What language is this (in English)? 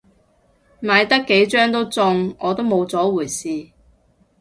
Cantonese